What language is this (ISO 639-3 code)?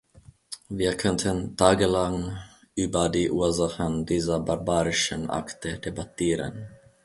deu